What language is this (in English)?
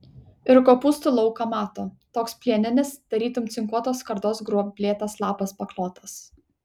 Lithuanian